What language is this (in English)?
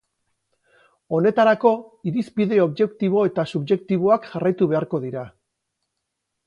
Basque